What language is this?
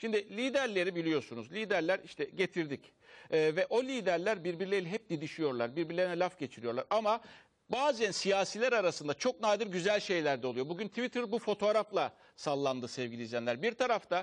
Turkish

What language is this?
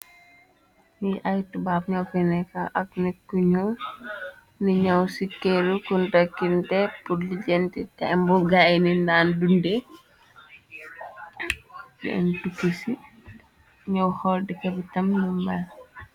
Wolof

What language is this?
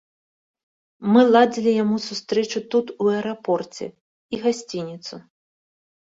Belarusian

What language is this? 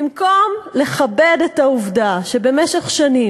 Hebrew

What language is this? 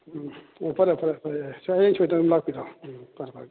Manipuri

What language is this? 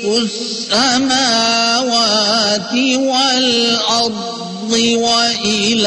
Urdu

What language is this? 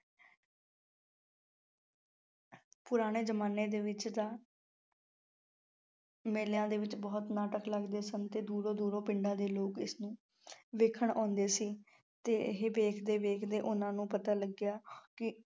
Punjabi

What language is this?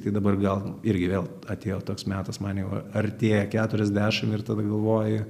Lithuanian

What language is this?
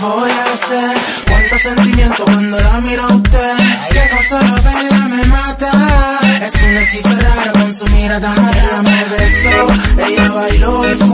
Spanish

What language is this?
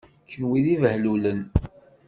Kabyle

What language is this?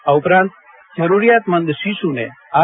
Gujarati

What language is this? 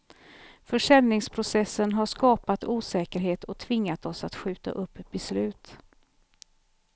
Swedish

